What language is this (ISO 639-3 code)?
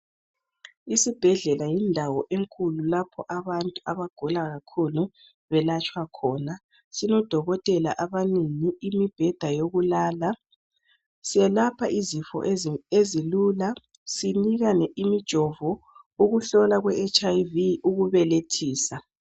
nde